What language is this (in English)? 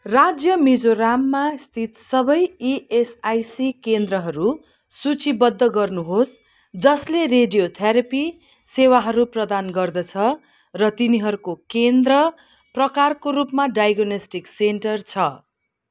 Nepali